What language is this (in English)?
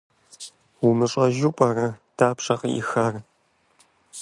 Kabardian